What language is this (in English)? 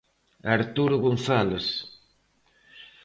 Galician